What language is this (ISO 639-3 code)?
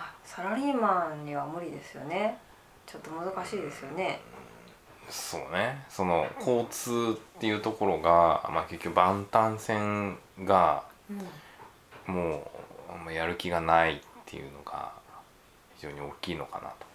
jpn